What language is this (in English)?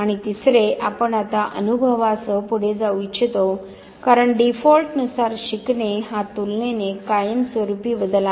Marathi